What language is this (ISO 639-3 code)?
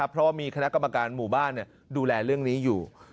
tha